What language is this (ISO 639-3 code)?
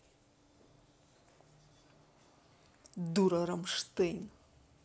rus